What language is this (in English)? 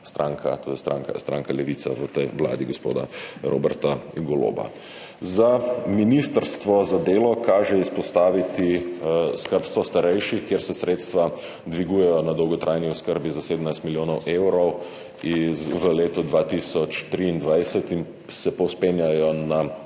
Slovenian